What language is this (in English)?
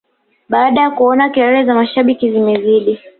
Swahili